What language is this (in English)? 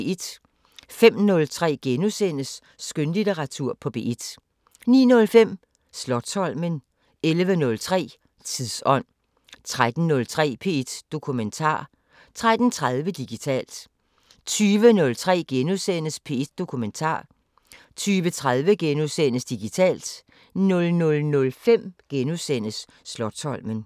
Danish